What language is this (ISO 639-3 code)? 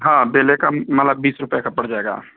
hin